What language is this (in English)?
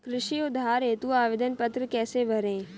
Hindi